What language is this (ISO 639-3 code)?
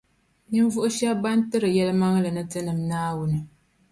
dag